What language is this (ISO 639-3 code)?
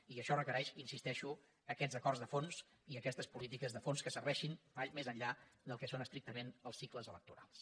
cat